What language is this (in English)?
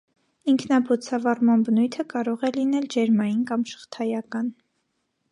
Armenian